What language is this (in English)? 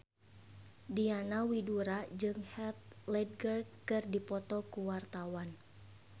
Sundanese